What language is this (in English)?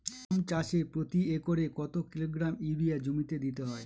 Bangla